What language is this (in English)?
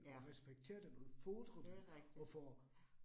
Danish